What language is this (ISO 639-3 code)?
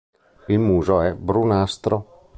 ita